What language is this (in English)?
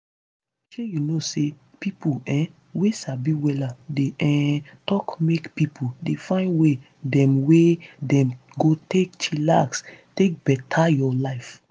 Nigerian Pidgin